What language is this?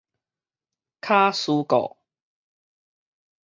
Min Nan Chinese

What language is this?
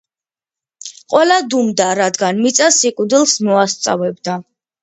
Georgian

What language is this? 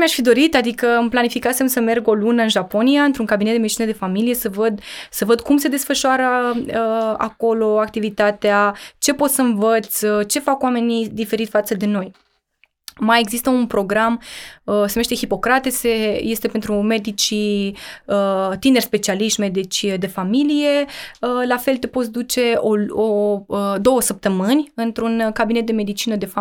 Romanian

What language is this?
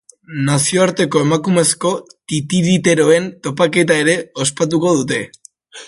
Basque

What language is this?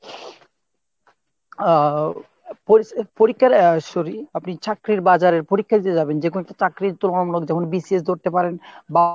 Bangla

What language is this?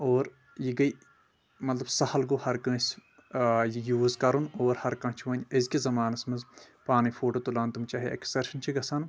Kashmiri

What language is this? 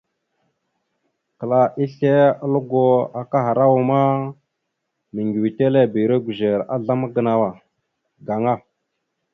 Mada (Cameroon)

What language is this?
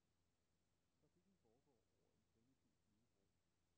Danish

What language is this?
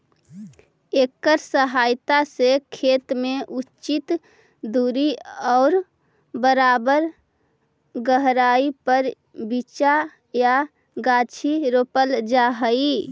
Magahi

